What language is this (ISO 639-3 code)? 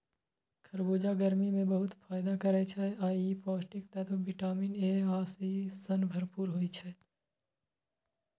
mai